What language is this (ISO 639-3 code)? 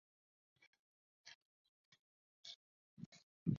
uzb